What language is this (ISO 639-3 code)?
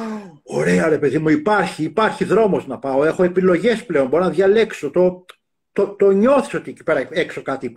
ell